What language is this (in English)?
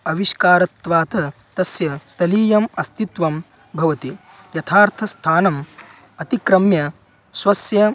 Sanskrit